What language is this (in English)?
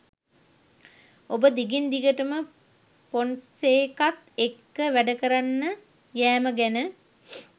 Sinhala